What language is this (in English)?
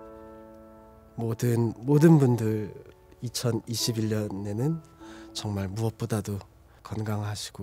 Korean